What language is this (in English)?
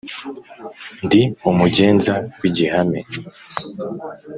Kinyarwanda